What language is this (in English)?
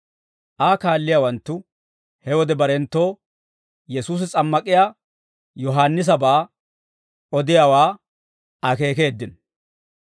Dawro